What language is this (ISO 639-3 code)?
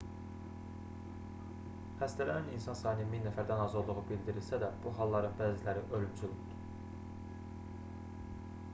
aze